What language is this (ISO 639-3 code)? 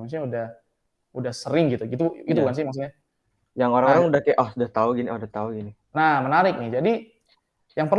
ind